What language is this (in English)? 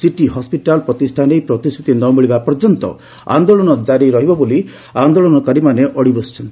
Odia